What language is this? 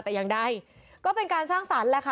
Thai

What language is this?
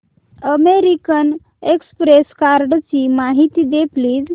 Marathi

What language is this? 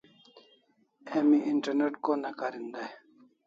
Kalasha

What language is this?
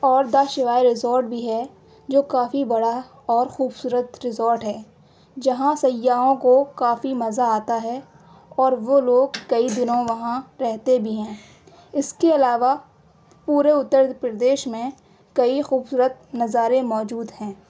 Urdu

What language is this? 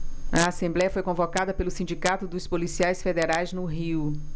Portuguese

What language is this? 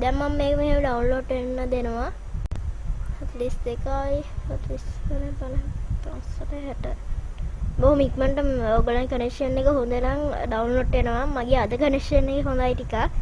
Sinhala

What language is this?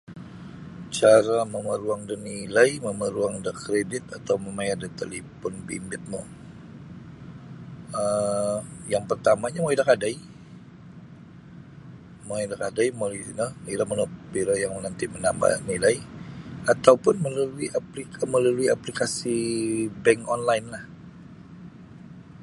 Sabah Bisaya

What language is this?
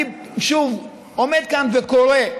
Hebrew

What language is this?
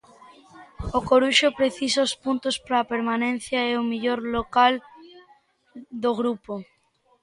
Galician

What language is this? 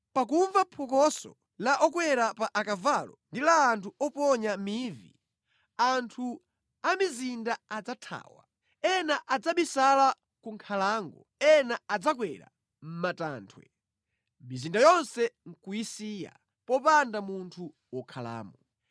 Nyanja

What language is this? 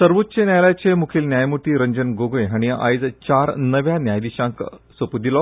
Konkani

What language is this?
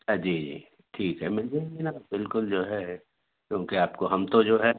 Urdu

